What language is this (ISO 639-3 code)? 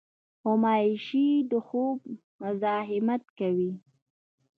pus